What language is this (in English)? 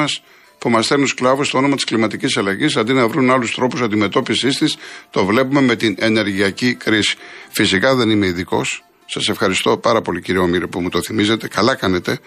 Greek